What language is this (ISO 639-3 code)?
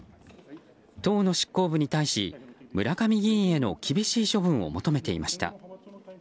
jpn